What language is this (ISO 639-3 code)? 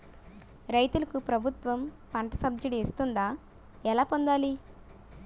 tel